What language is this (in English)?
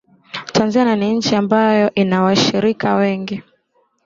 Swahili